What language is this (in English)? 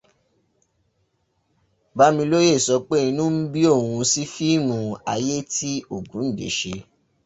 Yoruba